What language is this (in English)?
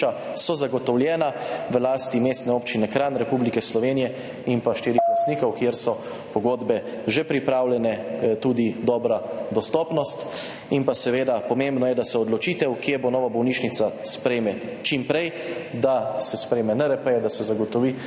Slovenian